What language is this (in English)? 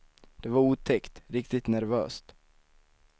Swedish